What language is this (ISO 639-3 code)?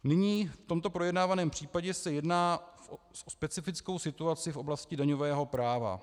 ces